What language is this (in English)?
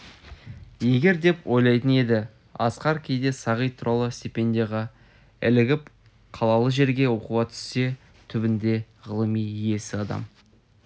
Kazakh